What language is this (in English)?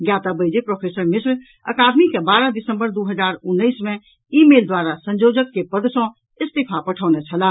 Maithili